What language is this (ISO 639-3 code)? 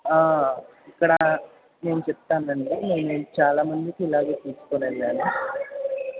tel